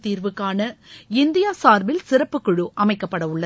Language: Tamil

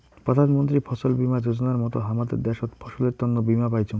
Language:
Bangla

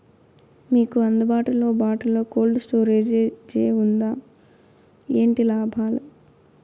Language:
Telugu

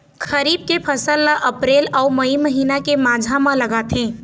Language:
Chhattisgarhi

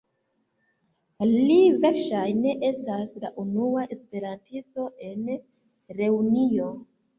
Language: Esperanto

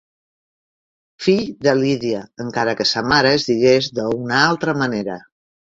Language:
Catalan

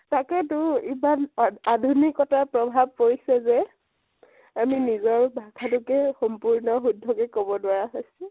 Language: Assamese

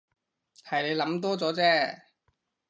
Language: Cantonese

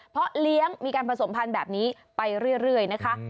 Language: Thai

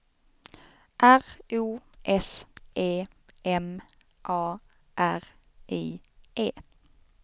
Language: Swedish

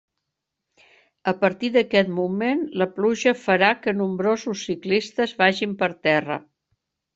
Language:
Catalan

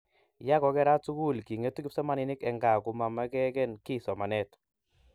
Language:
Kalenjin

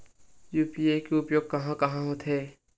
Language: Chhattisgarhi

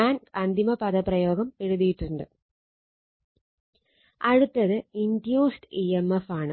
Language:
Malayalam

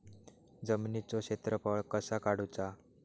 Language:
Marathi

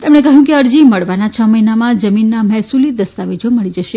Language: Gujarati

